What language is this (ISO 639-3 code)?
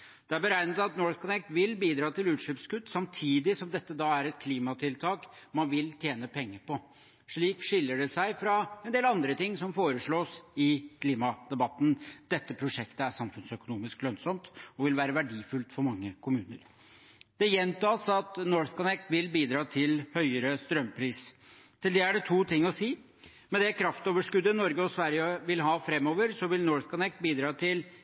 nob